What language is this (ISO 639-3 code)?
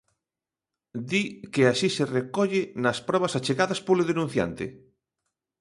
glg